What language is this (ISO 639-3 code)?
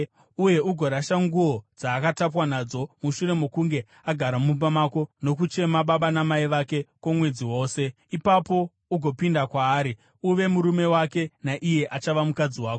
sna